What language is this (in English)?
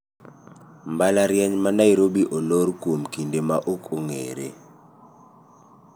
Luo (Kenya and Tanzania)